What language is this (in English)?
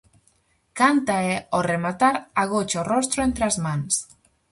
Galician